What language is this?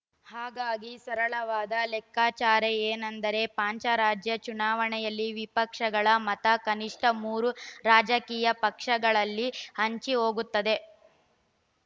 Kannada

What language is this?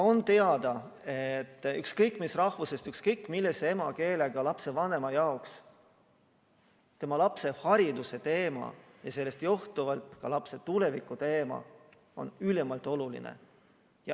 Estonian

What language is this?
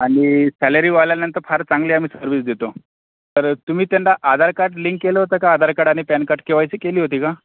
Marathi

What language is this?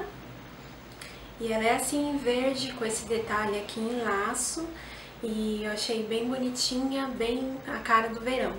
Portuguese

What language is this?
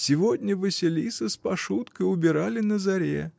Russian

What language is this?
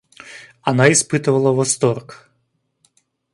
Russian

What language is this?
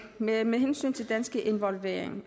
Danish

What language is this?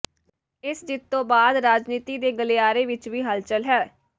Punjabi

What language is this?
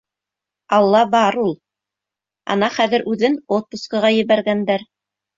Bashkir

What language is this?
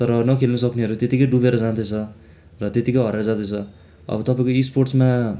Nepali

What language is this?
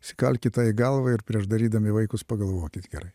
Lithuanian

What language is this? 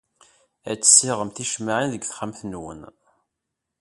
Kabyle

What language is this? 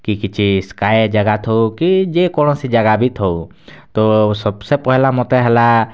Odia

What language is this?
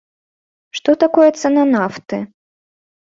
Belarusian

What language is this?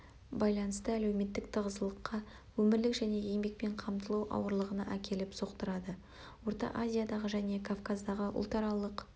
Kazakh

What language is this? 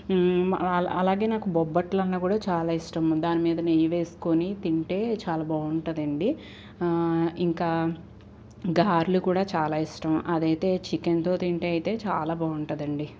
Telugu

